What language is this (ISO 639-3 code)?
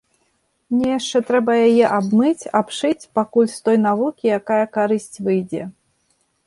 bel